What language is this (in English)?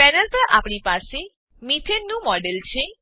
Gujarati